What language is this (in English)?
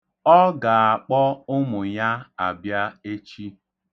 Igbo